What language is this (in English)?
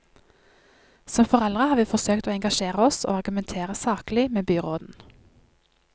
Norwegian